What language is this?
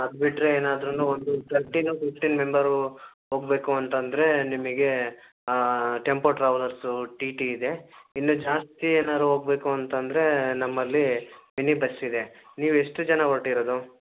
Kannada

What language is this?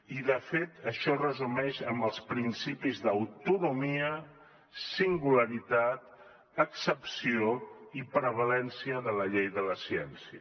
Catalan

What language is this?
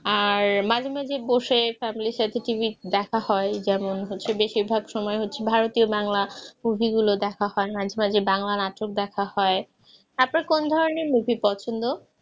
Bangla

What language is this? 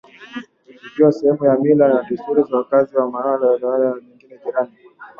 Swahili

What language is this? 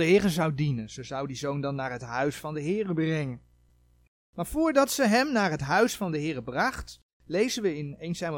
Dutch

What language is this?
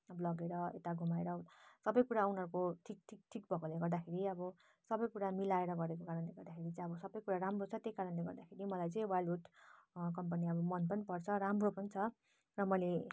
Nepali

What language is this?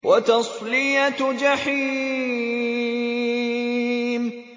Arabic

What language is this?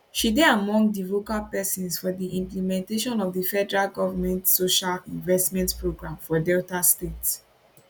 Nigerian Pidgin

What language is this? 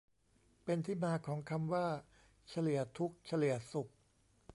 Thai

